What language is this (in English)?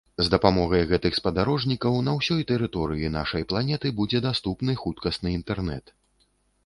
Belarusian